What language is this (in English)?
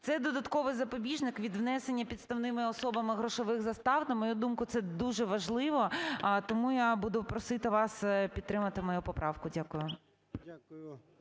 Ukrainian